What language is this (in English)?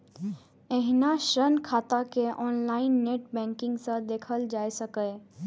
Maithili